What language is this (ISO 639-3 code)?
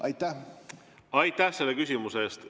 est